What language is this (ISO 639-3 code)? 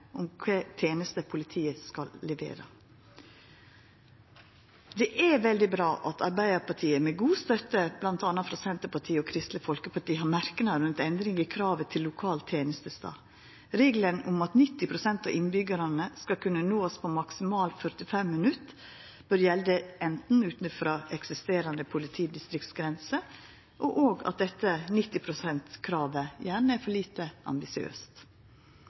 nno